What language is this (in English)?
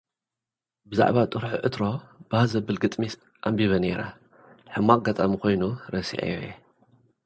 Tigrinya